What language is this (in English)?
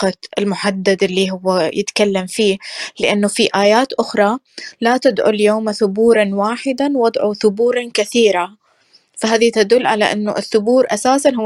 Arabic